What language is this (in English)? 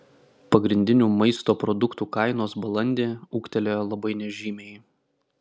Lithuanian